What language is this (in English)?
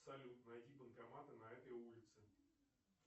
Russian